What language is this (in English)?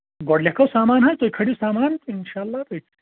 Kashmiri